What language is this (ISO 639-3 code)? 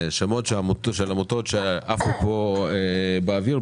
heb